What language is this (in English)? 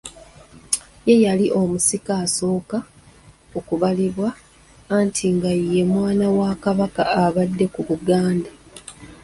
Ganda